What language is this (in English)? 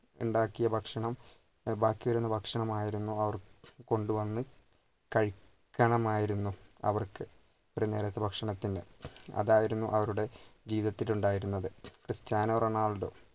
Malayalam